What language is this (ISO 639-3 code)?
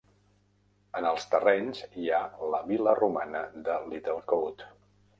cat